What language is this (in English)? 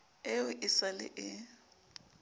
Southern Sotho